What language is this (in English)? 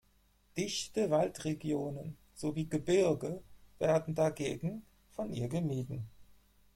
German